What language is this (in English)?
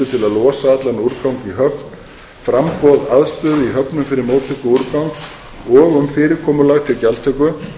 Icelandic